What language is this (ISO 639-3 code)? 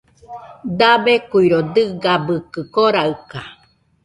hux